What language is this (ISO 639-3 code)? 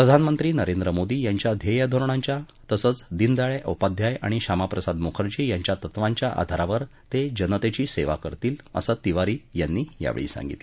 mar